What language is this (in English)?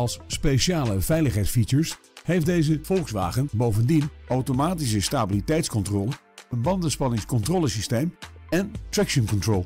Dutch